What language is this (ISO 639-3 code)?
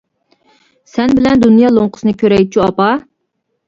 uig